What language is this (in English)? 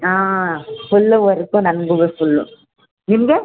Kannada